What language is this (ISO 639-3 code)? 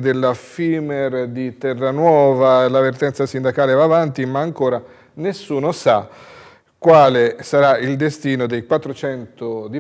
ita